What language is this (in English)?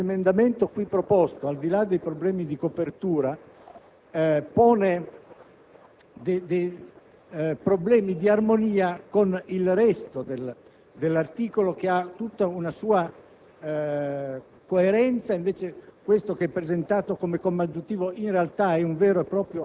Italian